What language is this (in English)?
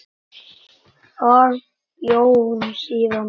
Icelandic